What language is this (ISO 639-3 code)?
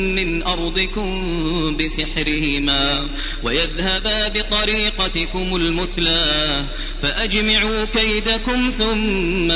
ara